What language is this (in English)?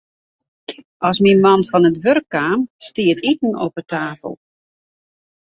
Western Frisian